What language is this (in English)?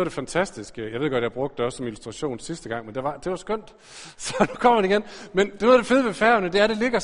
Danish